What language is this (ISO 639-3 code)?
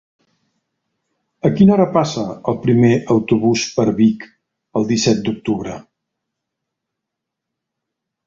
cat